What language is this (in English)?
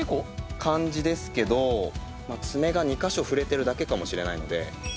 Japanese